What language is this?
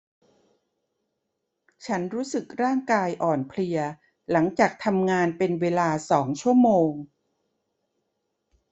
Thai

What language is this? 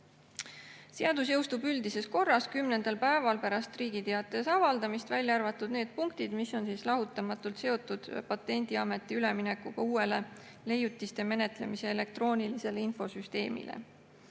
Estonian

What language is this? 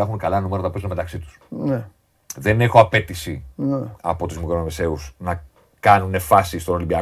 Greek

